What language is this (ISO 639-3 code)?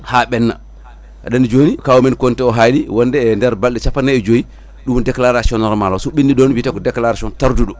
ful